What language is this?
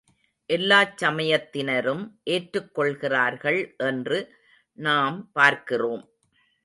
Tamil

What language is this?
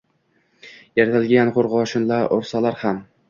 Uzbek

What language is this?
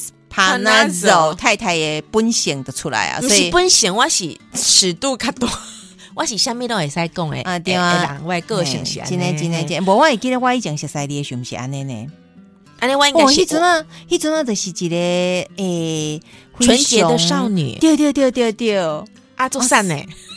Chinese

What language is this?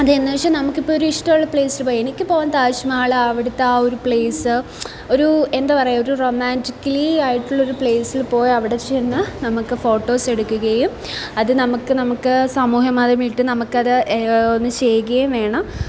Malayalam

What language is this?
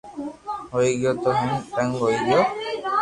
Loarki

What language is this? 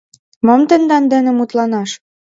Mari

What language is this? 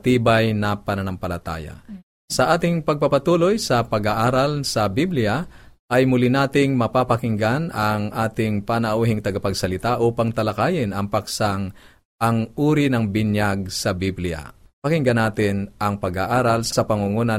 Filipino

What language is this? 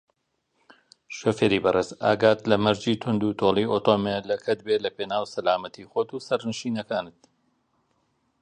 Central Kurdish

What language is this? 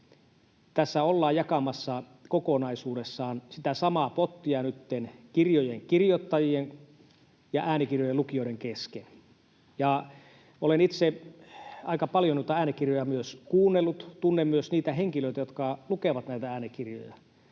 Finnish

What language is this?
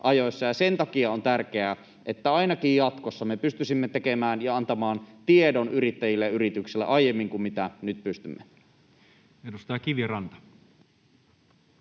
Finnish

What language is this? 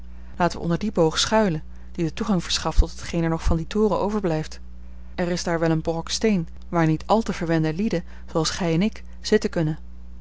Dutch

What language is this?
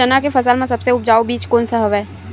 Chhattisgarhi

